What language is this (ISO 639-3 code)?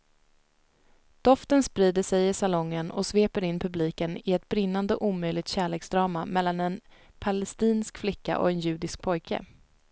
swe